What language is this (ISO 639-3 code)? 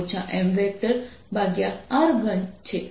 guj